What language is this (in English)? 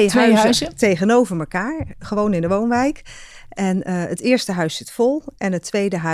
Dutch